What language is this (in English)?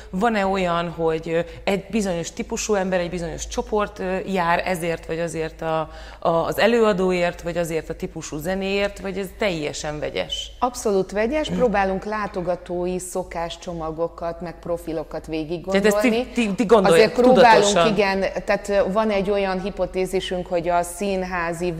Hungarian